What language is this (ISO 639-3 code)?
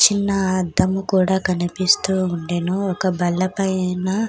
tel